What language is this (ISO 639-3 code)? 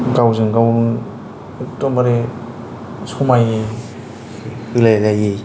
brx